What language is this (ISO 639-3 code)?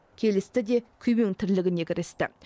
kaz